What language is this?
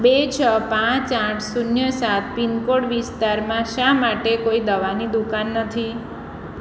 Gujarati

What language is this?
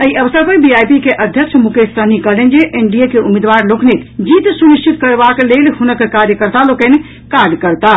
Maithili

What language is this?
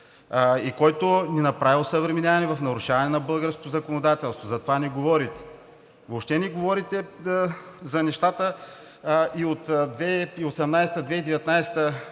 Bulgarian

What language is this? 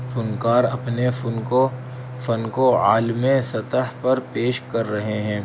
Urdu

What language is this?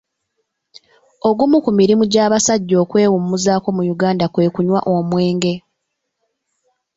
Ganda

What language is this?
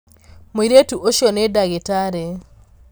Kikuyu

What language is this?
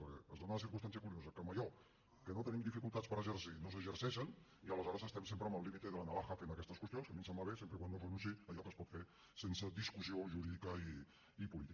Catalan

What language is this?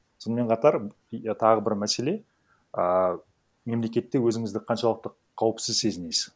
Kazakh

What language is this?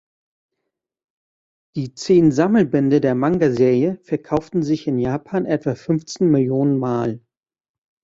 German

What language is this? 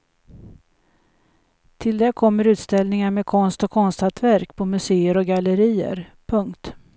Swedish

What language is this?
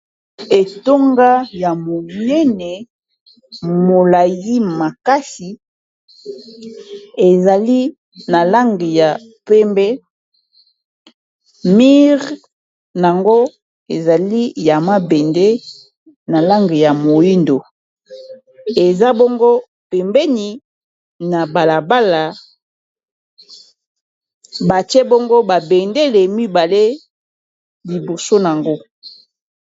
Lingala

